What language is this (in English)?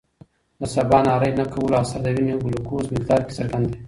Pashto